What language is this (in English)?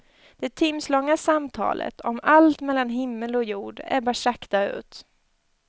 Swedish